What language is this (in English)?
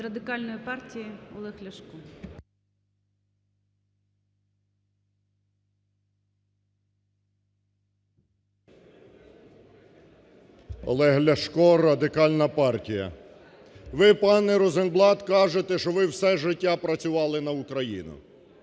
Ukrainian